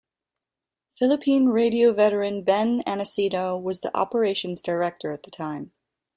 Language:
English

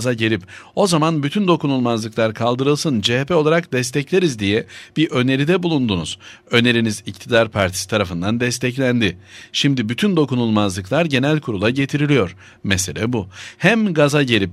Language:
Turkish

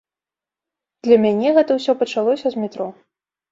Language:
Belarusian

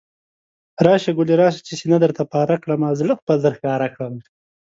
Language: Pashto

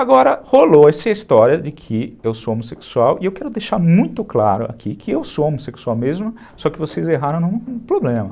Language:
Portuguese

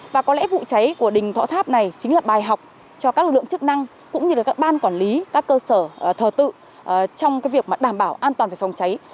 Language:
Vietnamese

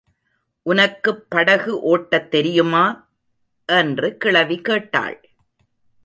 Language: Tamil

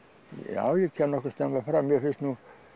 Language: Icelandic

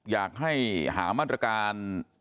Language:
Thai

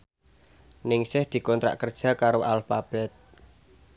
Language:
Javanese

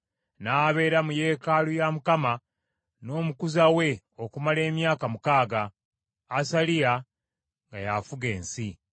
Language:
Ganda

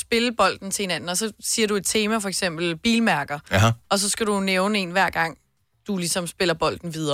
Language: Danish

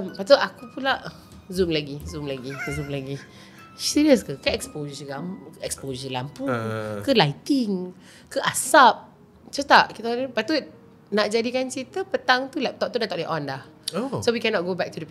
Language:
Malay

